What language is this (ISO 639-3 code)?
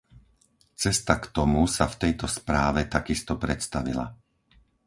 slk